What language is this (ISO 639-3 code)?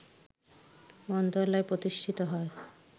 ben